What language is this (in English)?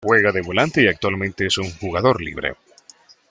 Spanish